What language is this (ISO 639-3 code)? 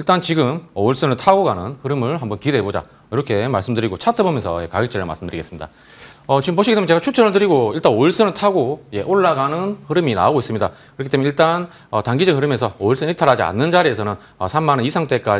kor